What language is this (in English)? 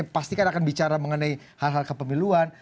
Indonesian